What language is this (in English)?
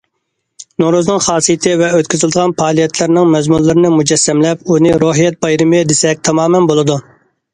Uyghur